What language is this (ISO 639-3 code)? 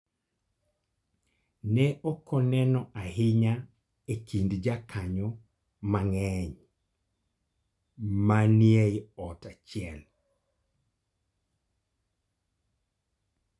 luo